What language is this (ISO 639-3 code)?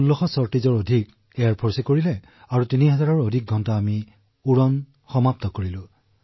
asm